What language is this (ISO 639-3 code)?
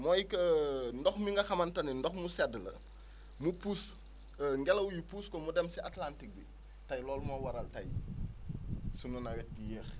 wol